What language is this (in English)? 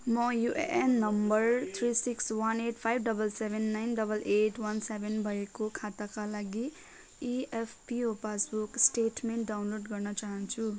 Nepali